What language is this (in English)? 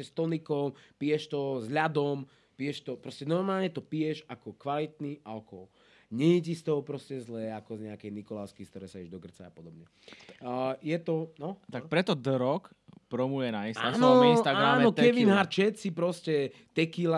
Slovak